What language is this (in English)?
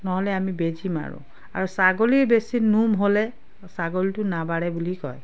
Assamese